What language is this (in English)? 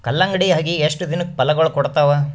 Kannada